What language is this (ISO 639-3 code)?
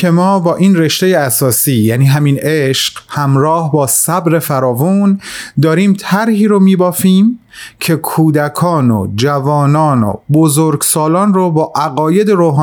fas